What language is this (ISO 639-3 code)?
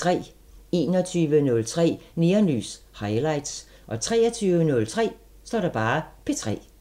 dan